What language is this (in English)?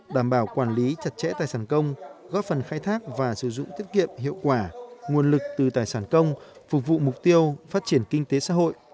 Vietnamese